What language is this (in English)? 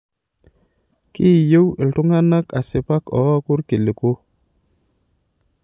Masai